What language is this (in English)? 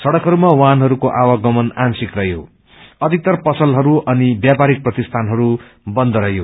Nepali